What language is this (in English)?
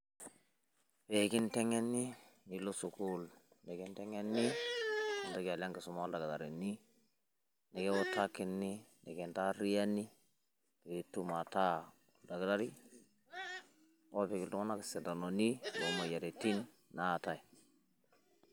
Masai